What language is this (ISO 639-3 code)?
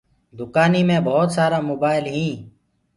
ggg